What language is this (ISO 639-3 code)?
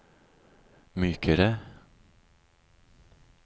nor